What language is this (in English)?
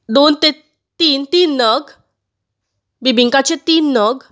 Konkani